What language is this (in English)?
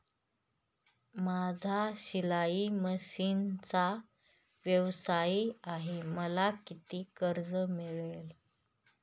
Marathi